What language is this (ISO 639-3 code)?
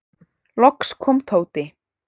isl